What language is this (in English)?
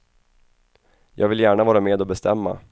Swedish